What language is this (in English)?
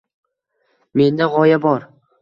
Uzbek